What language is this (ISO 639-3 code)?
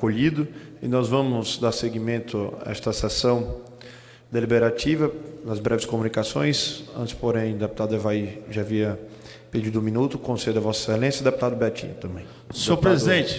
por